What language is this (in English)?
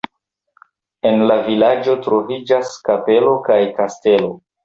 Esperanto